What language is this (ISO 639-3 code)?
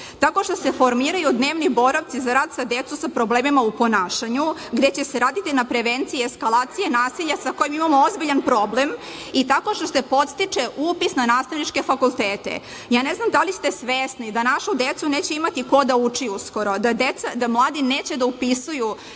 srp